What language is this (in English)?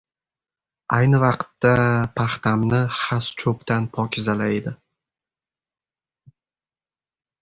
Uzbek